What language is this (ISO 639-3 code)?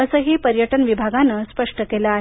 mar